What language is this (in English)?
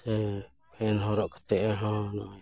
Santali